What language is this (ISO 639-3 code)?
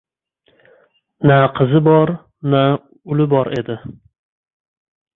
uzb